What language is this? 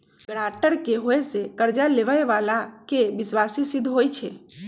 Magahi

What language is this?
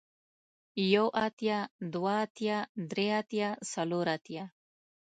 Pashto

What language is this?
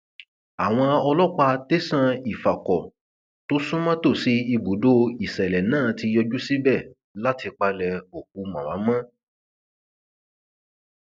Yoruba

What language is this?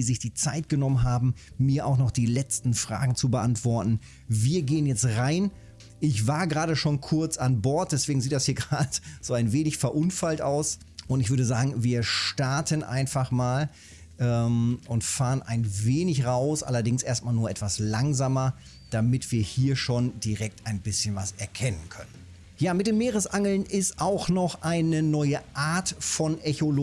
German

